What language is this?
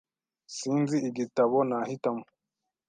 Kinyarwanda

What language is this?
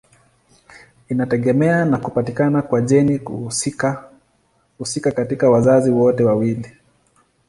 Swahili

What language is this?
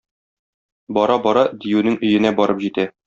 Tatar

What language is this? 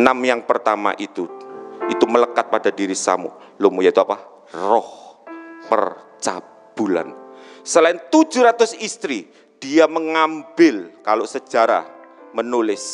Indonesian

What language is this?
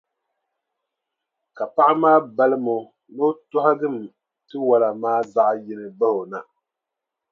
Dagbani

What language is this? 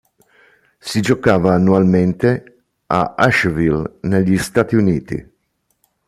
Italian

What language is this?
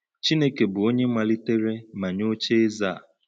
Igbo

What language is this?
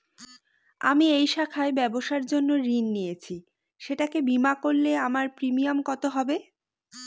Bangla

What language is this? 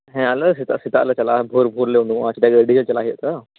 Santali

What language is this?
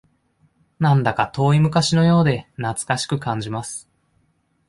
Japanese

